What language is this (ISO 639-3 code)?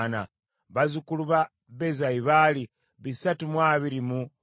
lug